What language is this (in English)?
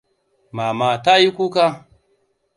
Hausa